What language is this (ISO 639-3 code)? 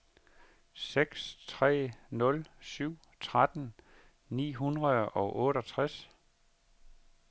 dan